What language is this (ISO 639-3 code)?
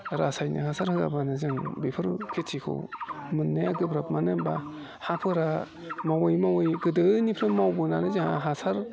brx